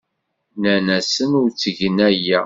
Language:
Kabyle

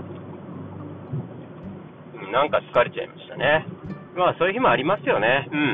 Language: Japanese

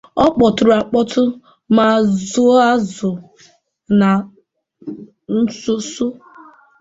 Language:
Igbo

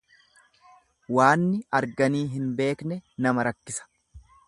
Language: Oromo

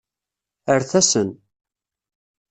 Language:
Kabyle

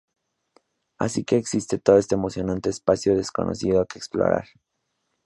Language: Spanish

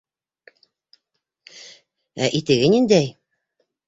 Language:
Bashkir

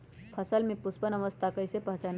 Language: Magahi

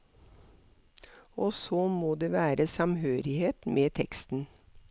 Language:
Norwegian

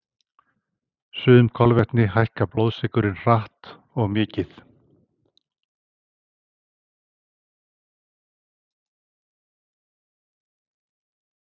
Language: Icelandic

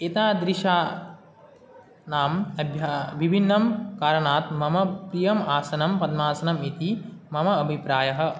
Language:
Sanskrit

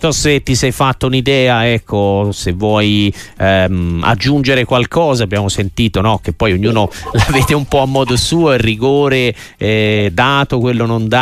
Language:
Italian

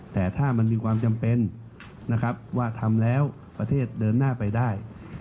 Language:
Thai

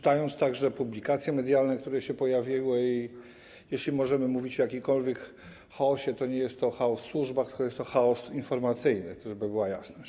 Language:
Polish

